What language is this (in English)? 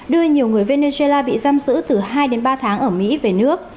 Vietnamese